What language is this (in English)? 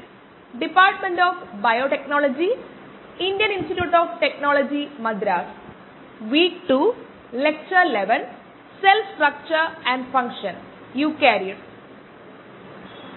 Malayalam